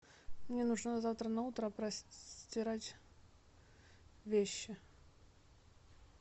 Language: Russian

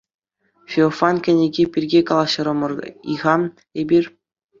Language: Chuvash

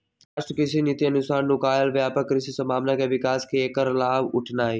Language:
Magahi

